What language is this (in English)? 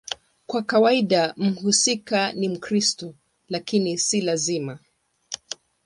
Swahili